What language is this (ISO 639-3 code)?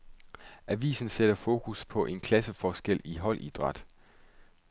dan